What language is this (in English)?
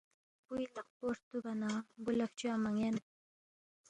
Balti